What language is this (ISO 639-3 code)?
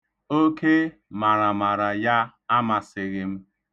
ibo